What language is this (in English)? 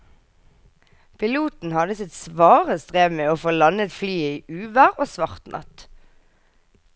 Norwegian